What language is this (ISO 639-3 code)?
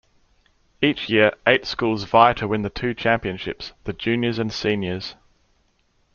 eng